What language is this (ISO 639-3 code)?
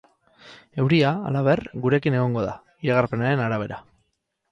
eus